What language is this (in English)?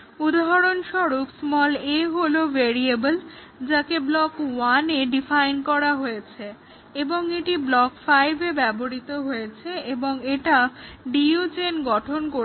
Bangla